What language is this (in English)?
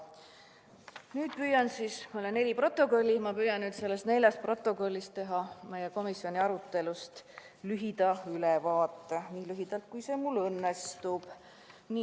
Estonian